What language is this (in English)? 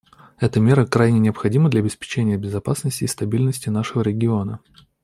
Russian